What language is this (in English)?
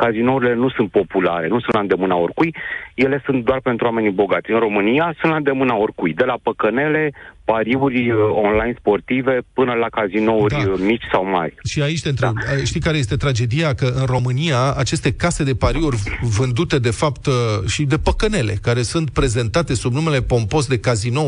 Romanian